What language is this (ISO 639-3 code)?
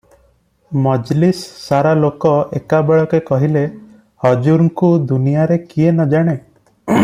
ori